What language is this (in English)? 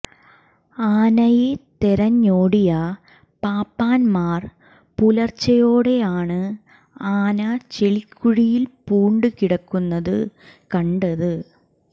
Malayalam